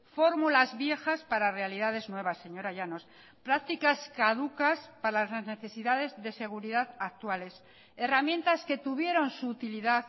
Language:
Spanish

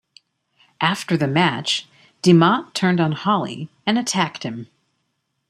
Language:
English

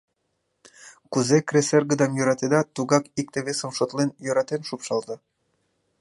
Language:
Mari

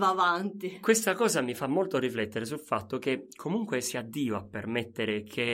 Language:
Italian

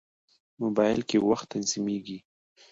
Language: Pashto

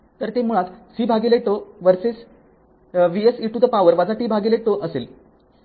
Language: Marathi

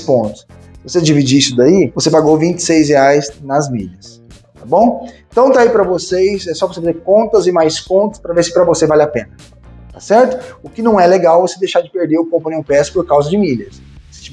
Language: Portuguese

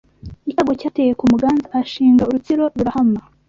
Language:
Kinyarwanda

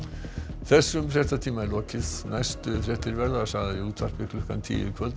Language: Icelandic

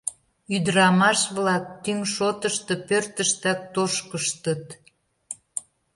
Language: Mari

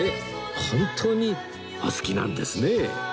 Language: Japanese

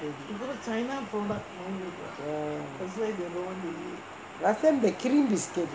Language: English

